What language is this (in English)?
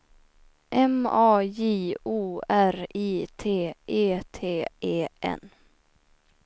Swedish